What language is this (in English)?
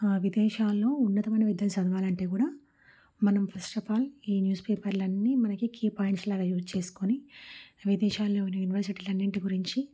Telugu